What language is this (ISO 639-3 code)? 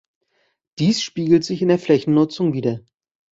deu